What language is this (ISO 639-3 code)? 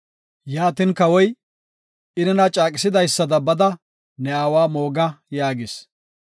gof